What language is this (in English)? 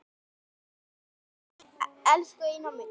Icelandic